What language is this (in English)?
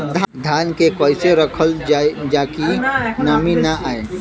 Bhojpuri